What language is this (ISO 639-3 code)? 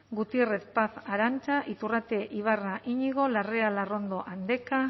eus